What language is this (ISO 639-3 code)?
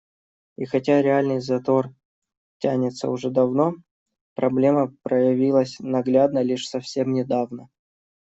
rus